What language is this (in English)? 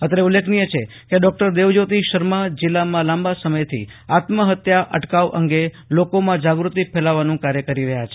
Gujarati